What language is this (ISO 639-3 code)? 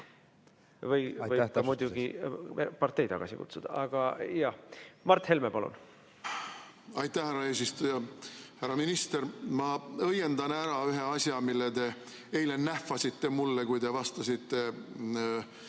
est